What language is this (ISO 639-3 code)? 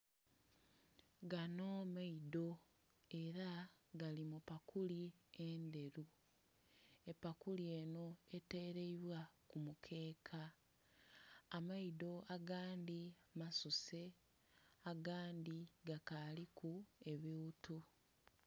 xog